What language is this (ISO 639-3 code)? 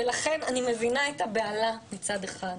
heb